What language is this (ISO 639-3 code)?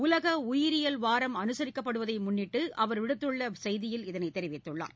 tam